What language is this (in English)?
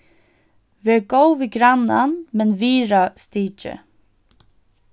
Faroese